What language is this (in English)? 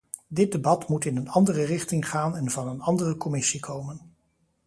Dutch